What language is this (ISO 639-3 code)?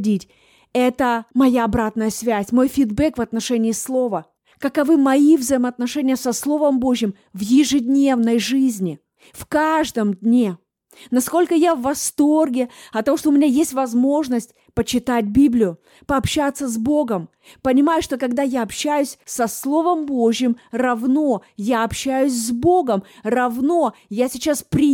rus